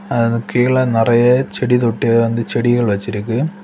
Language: Tamil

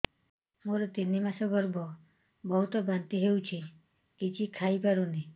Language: Odia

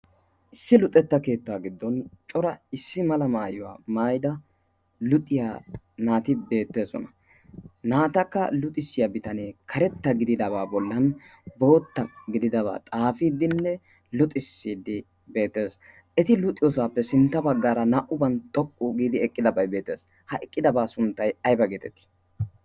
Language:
Wolaytta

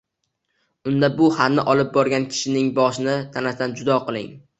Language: Uzbek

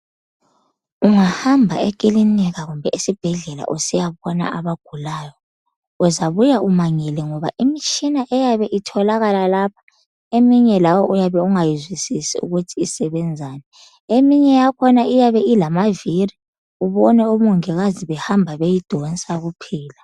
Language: North Ndebele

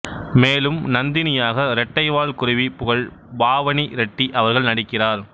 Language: Tamil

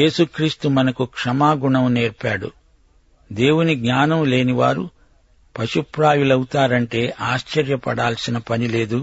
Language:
Telugu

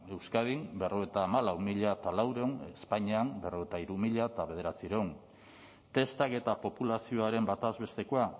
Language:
Basque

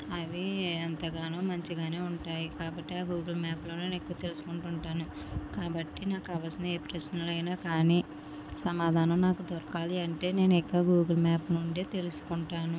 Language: Telugu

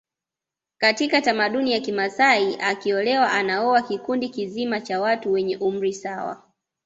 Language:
Swahili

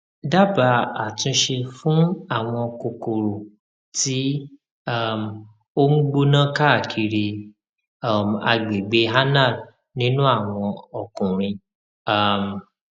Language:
Yoruba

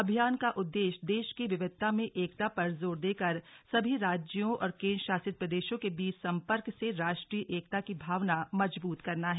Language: Hindi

